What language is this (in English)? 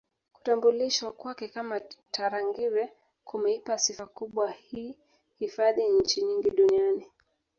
Swahili